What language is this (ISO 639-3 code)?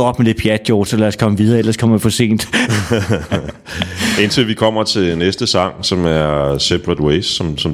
dan